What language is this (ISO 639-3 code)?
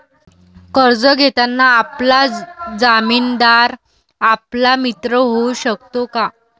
mar